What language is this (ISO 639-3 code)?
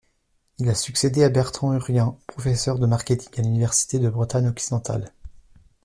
fra